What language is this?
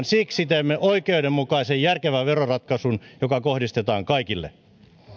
Finnish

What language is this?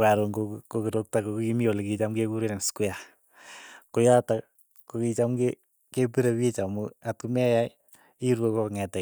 Keiyo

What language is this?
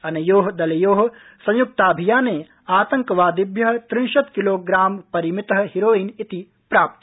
Sanskrit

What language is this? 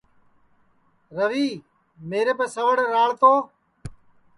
Sansi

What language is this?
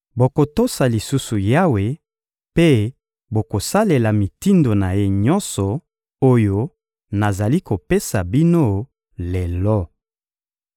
Lingala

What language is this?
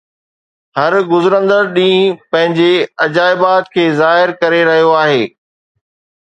Sindhi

